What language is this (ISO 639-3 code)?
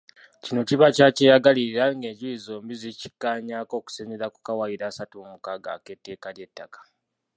lug